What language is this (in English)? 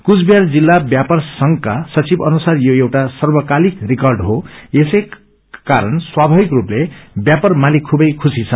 Nepali